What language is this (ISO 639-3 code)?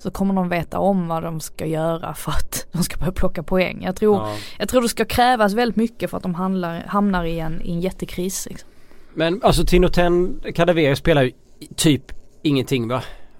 swe